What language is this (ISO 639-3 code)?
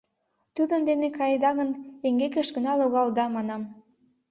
chm